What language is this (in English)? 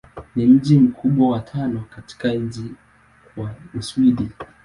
Swahili